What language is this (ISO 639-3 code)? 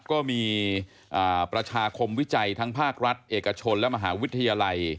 tha